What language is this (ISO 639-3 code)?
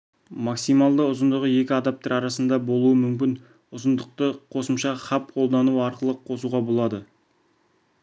kaz